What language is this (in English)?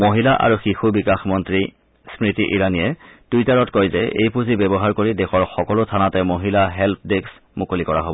Assamese